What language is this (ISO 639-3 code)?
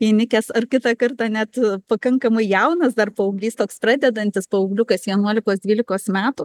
lit